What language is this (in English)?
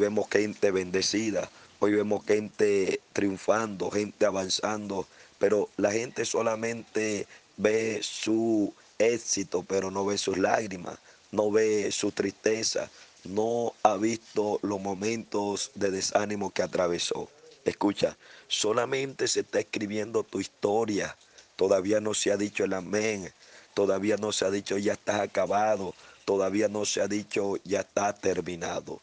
Spanish